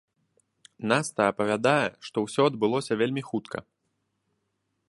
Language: Belarusian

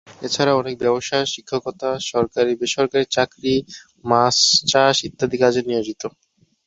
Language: Bangla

